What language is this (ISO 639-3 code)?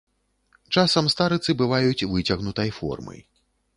bel